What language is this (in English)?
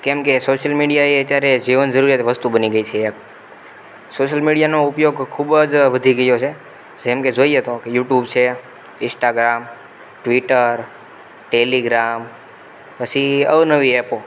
Gujarati